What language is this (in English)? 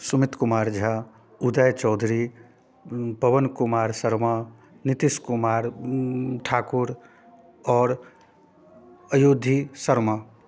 Maithili